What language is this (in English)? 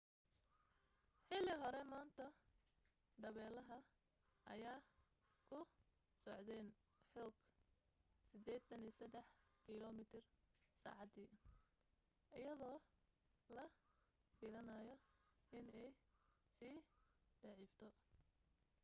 Somali